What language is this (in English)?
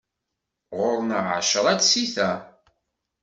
Kabyle